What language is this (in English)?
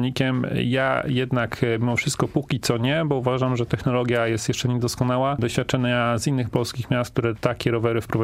Polish